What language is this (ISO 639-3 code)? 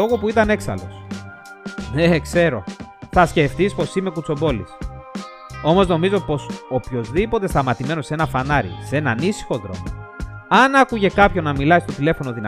ell